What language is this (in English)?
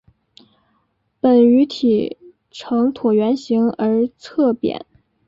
Chinese